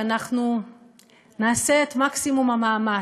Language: Hebrew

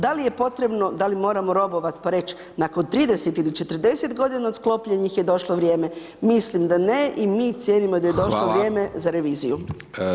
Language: Croatian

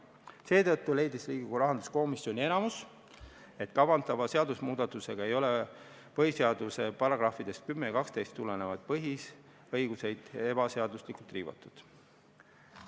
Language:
Estonian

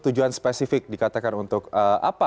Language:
Indonesian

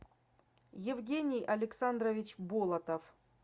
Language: Russian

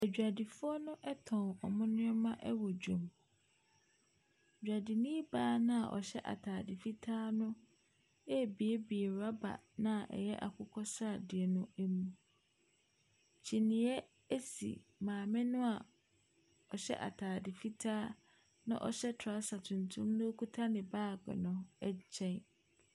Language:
Akan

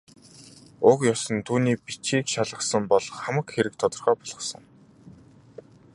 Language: Mongolian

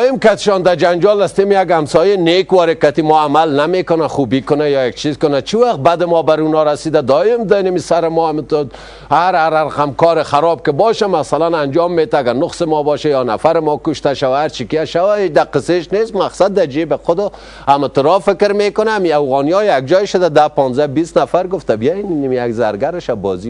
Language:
Persian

